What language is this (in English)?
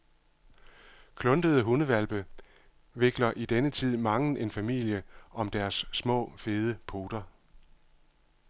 Danish